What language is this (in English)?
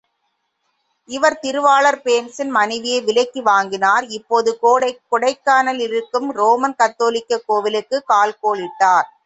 Tamil